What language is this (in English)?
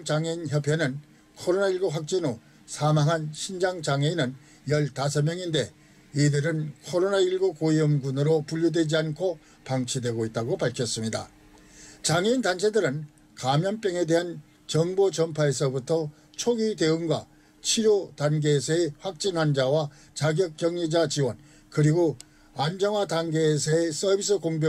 Korean